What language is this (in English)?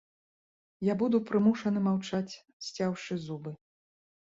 Belarusian